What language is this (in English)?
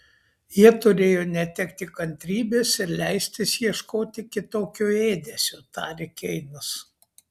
Lithuanian